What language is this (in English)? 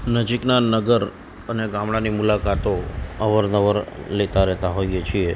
Gujarati